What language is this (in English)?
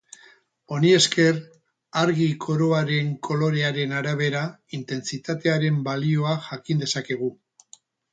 Basque